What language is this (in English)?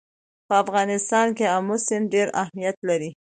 Pashto